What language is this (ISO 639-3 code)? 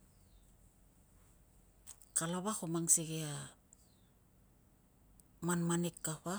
lcm